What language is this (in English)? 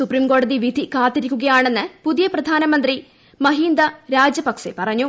Malayalam